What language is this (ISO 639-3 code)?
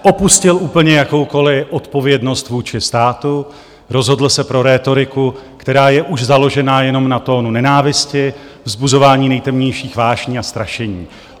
ces